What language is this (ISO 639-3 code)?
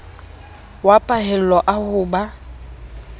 sot